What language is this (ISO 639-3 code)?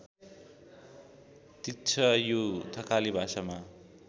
nep